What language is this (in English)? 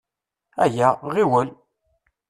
Kabyle